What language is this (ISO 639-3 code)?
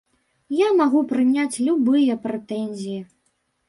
bel